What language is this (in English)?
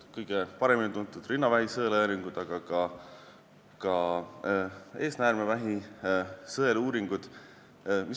Estonian